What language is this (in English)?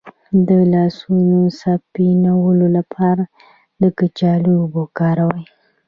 Pashto